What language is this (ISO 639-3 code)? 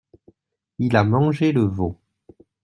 fra